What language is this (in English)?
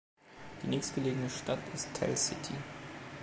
German